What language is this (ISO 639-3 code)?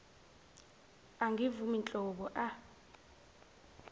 zul